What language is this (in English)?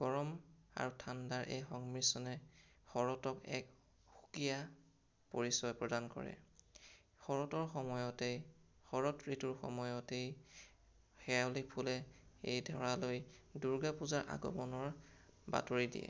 Assamese